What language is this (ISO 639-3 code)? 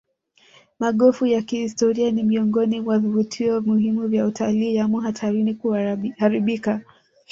swa